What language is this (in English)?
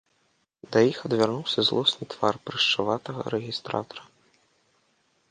Belarusian